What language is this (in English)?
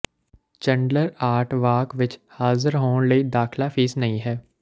Punjabi